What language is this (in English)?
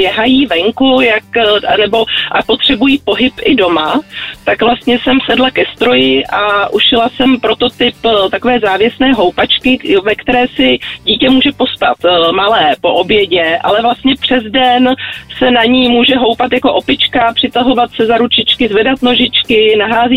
Czech